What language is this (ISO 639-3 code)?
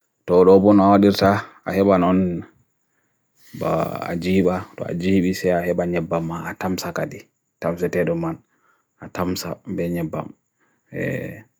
fui